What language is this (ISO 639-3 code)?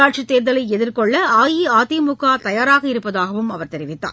tam